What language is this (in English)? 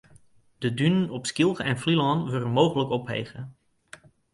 Western Frisian